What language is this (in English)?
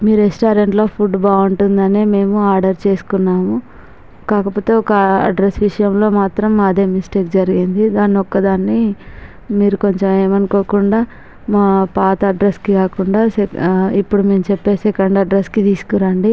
Telugu